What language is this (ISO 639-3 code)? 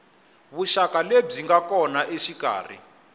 tso